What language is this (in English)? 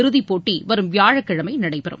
Tamil